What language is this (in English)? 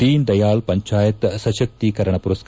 Kannada